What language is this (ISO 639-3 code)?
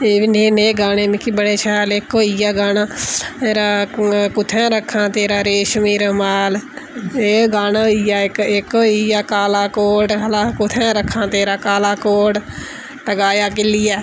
doi